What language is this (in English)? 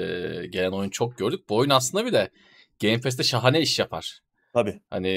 Turkish